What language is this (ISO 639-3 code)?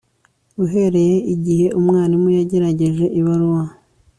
kin